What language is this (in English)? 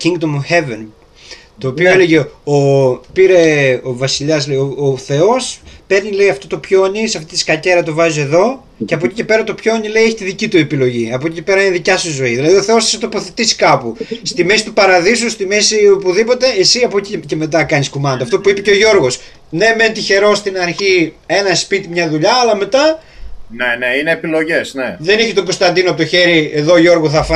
Greek